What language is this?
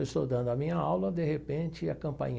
Portuguese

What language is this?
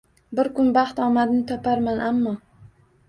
Uzbek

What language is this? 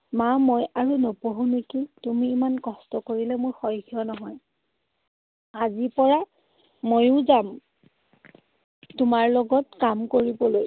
Assamese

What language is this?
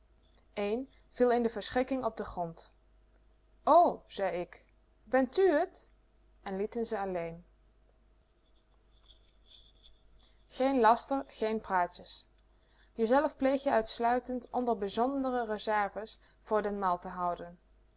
Dutch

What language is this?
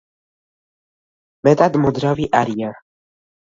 Georgian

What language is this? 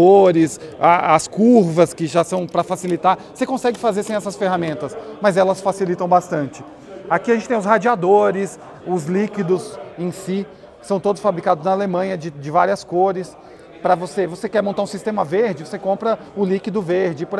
Portuguese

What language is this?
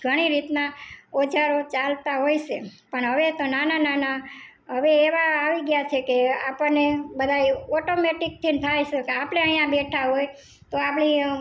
Gujarati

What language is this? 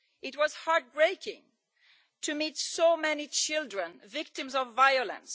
English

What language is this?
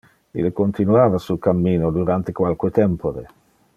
Interlingua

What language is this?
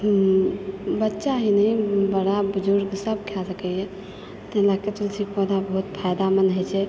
Maithili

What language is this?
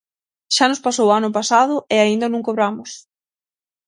Galician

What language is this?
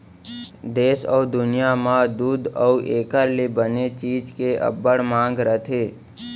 Chhattisgarhi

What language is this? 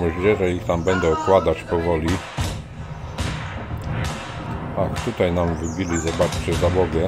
Polish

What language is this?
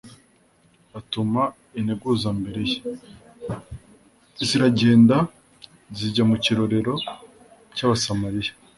Kinyarwanda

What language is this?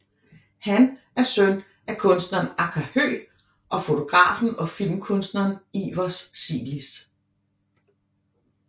Danish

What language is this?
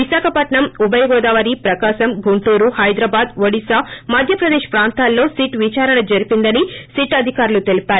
Telugu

